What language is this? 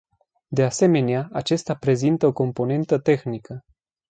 Romanian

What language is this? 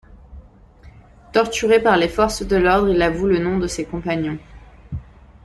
French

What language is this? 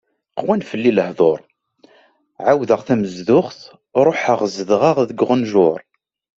Kabyle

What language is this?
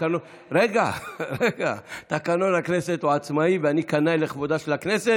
Hebrew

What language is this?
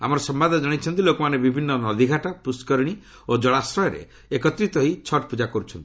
Odia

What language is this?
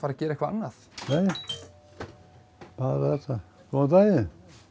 Icelandic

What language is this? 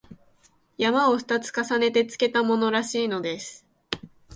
Japanese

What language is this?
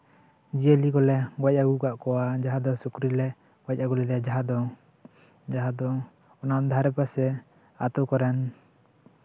Santali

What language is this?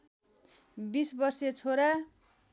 Nepali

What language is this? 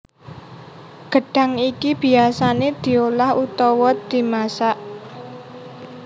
Javanese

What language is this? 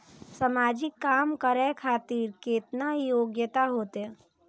Maithili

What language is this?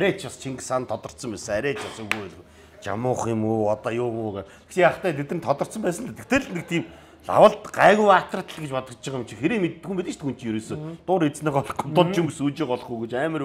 Korean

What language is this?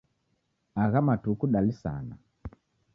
Taita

